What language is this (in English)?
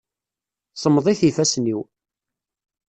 Kabyle